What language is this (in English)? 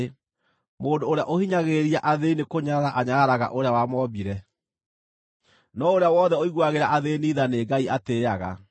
Kikuyu